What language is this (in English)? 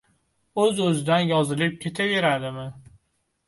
Uzbek